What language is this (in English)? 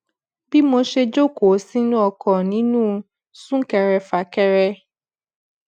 Yoruba